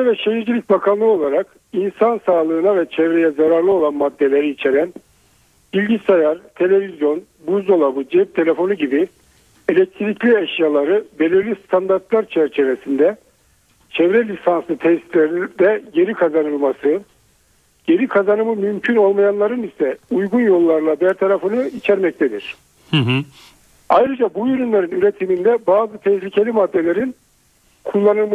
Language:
Turkish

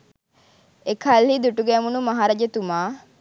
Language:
Sinhala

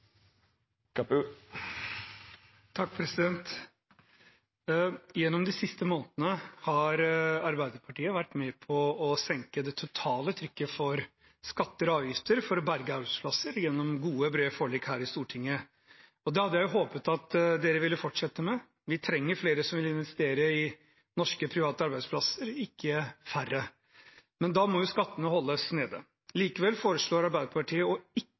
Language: Norwegian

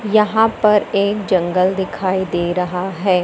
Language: Hindi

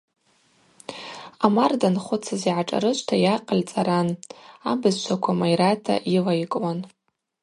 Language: Abaza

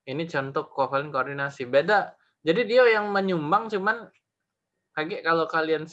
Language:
Indonesian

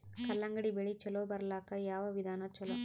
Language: Kannada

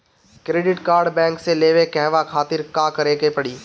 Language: Bhojpuri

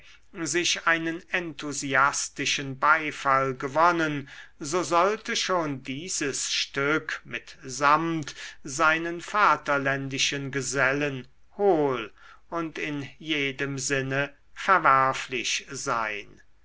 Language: German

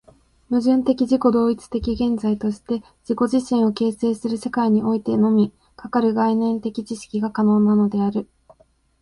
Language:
Japanese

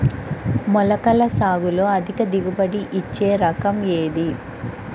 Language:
Telugu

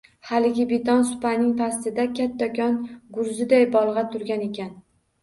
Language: Uzbek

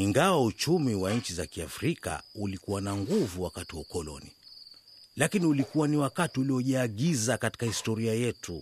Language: Swahili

